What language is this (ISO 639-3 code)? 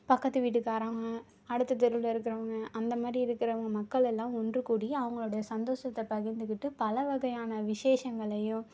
tam